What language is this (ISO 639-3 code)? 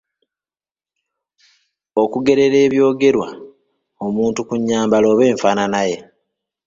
lug